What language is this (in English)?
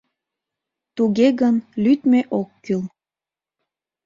Mari